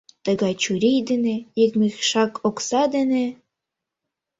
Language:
Mari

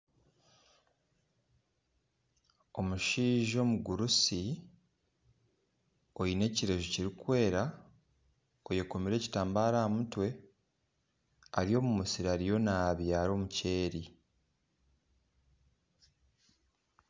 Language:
Nyankole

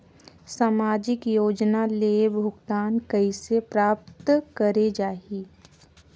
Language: Chhattisgarhi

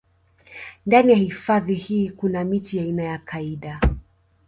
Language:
Swahili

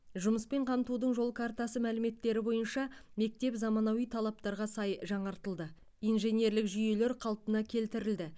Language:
Kazakh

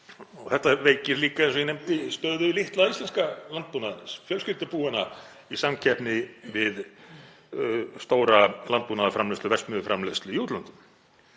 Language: Icelandic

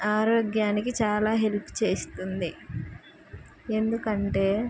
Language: Telugu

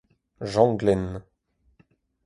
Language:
Breton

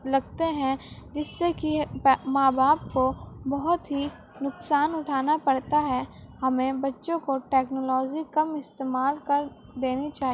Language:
Urdu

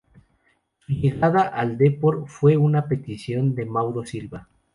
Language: Spanish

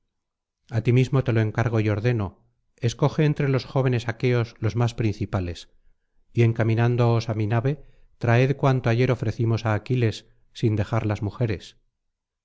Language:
Spanish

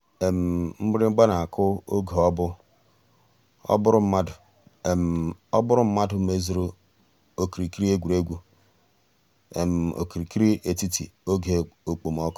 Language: Igbo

